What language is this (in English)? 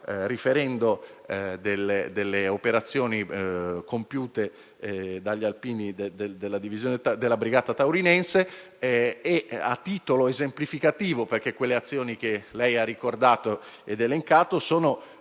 Italian